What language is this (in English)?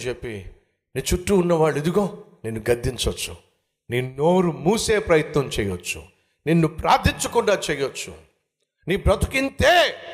Telugu